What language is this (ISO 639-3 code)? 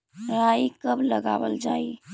mag